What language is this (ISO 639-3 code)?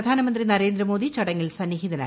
mal